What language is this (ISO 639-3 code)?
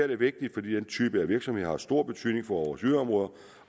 dan